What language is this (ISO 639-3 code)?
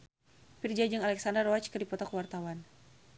sun